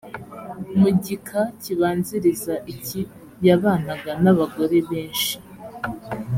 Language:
Kinyarwanda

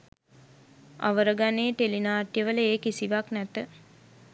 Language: Sinhala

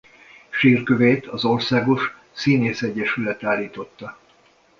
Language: Hungarian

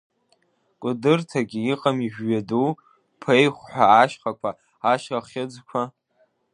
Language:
Abkhazian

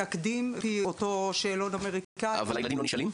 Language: Hebrew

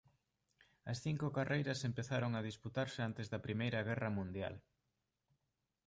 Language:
Galician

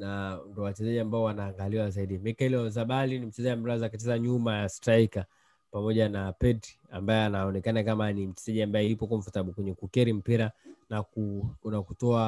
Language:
Swahili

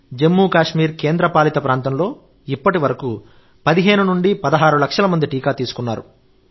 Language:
Telugu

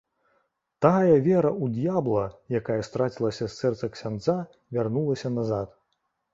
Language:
Belarusian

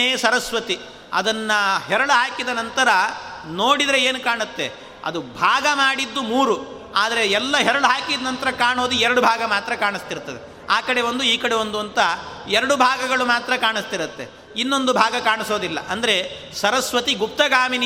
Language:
Kannada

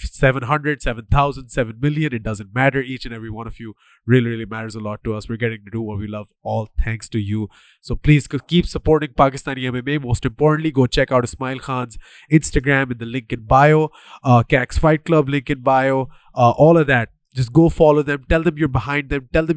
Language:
Urdu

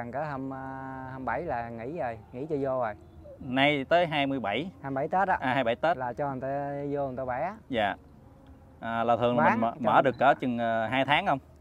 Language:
Vietnamese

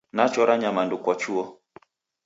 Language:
Taita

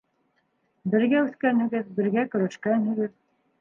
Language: Bashkir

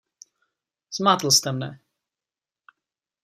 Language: Czech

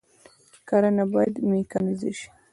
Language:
Pashto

